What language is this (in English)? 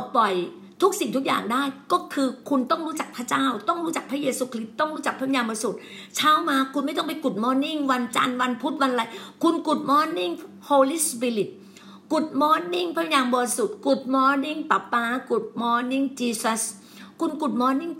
Thai